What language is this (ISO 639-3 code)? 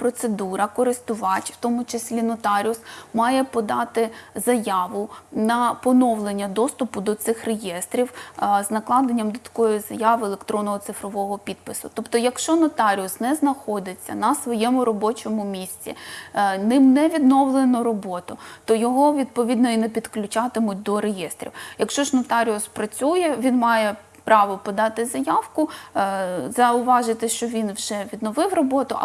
ukr